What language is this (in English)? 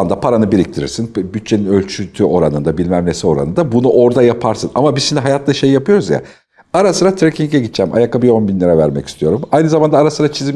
Turkish